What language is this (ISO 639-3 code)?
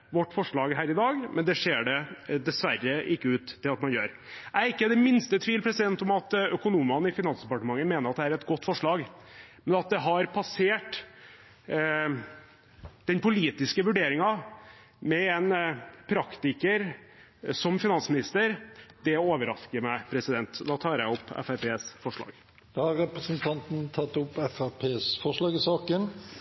nor